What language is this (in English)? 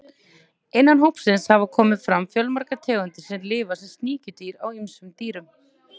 Icelandic